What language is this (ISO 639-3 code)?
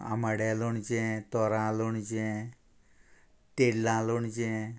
kok